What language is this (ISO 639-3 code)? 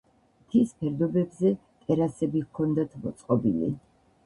kat